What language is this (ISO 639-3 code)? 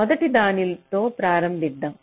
tel